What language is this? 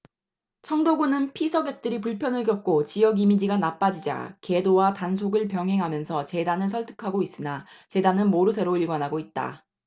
Korean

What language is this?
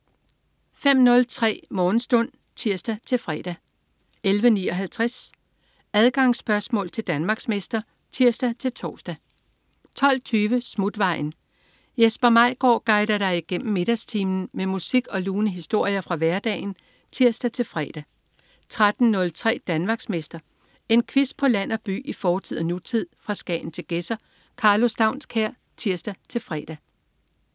Danish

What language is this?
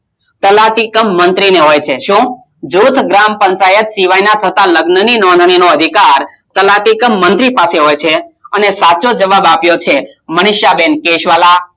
Gujarati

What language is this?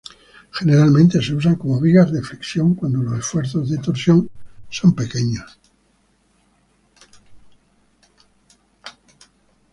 Spanish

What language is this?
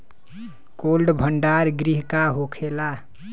Bhojpuri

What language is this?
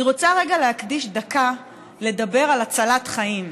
Hebrew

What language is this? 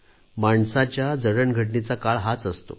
Marathi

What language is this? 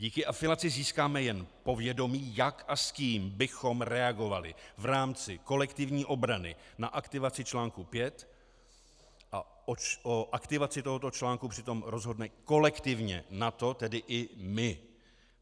Czech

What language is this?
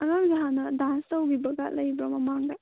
Manipuri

